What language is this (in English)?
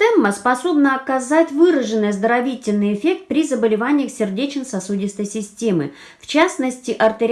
Russian